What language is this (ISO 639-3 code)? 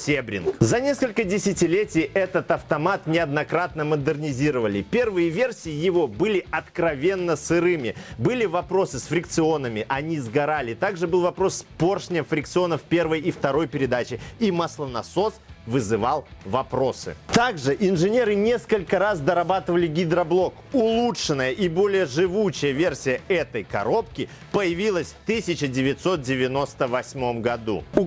rus